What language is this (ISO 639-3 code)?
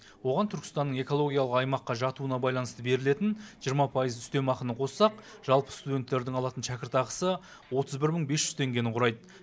kaz